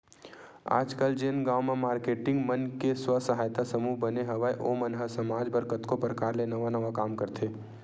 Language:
Chhattisgarhi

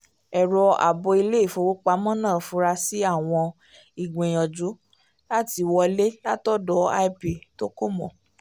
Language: Yoruba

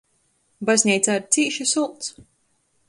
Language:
Latgalian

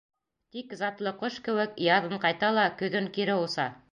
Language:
Bashkir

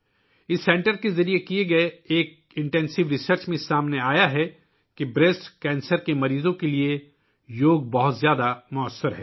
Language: Urdu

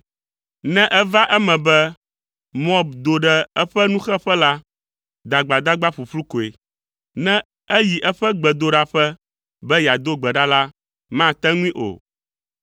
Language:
Ewe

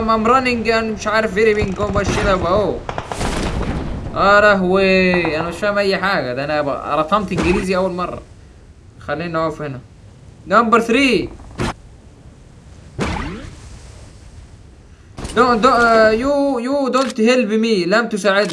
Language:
Arabic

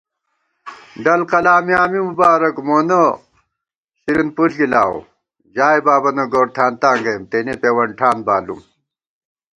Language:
Gawar-Bati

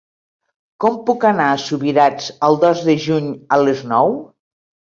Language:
Catalan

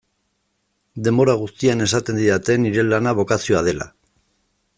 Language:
Basque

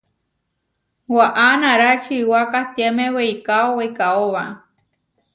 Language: Huarijio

